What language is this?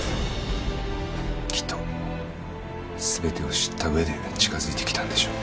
Japanese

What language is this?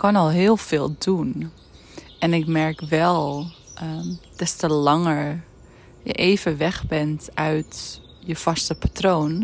Dutch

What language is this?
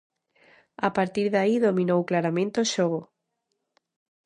Galician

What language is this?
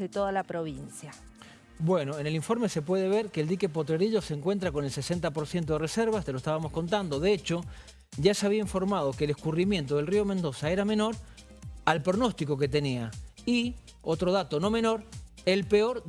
Spanish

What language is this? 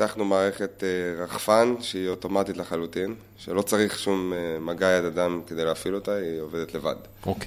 Hebrew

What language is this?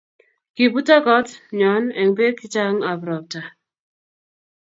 Kalenjin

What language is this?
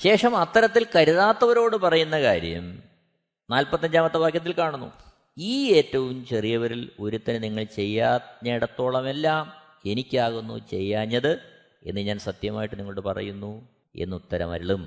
Malayalam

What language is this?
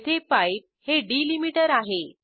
Marathi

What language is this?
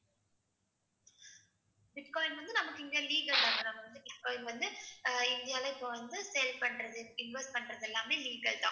Tamil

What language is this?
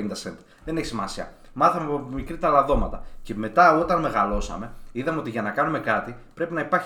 Greek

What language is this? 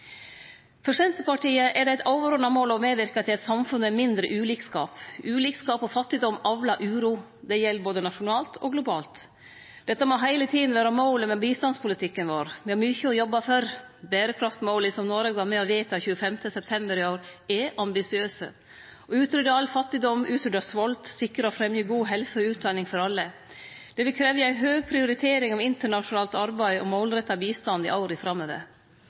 Norwegian Nynorsk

